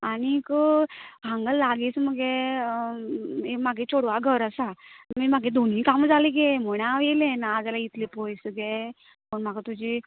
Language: Konkani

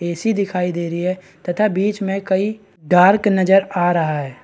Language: Hindi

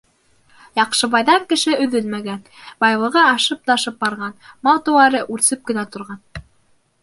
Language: Bashkir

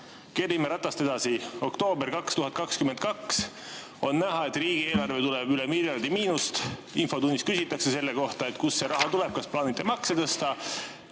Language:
Estonian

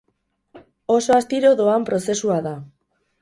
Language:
Basque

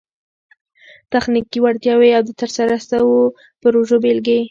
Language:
Pashto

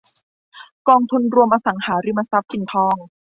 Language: Thai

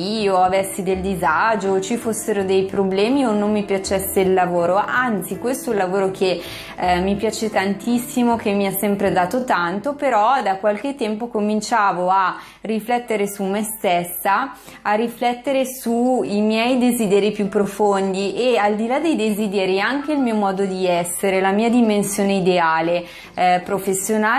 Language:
Italian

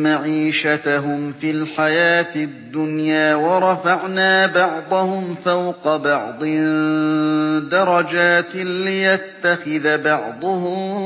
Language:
Arabic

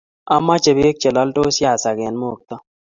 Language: Kalenjin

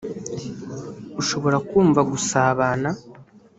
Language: Kinyarwanda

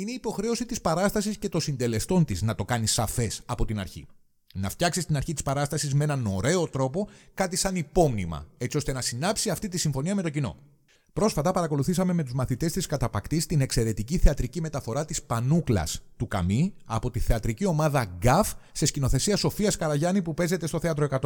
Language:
Greek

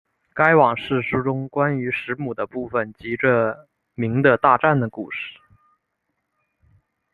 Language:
Chinese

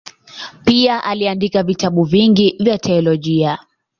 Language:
Swahili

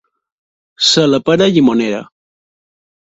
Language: Catalan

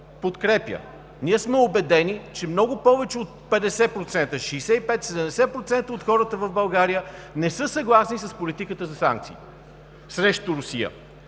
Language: Bulgarian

